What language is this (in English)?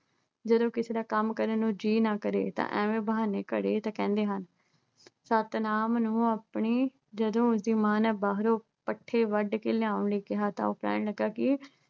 Punjabi